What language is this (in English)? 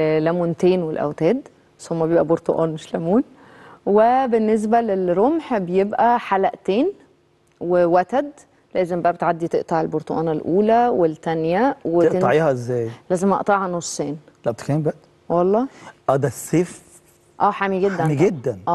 Arabic